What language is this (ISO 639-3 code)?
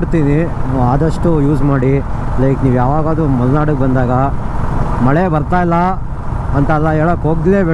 kan